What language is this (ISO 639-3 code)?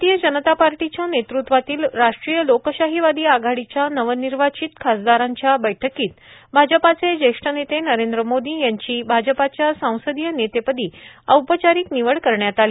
mar